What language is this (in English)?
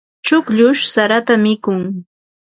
Ambo-Pasco Quechua